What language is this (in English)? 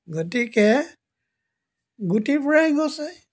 Assamese